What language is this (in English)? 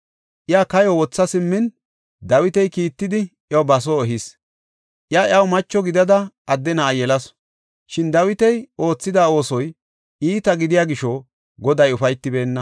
Gofa